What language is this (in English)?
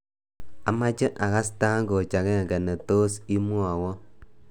Kalenjin